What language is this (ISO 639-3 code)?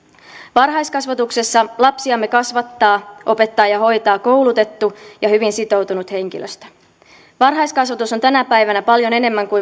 fin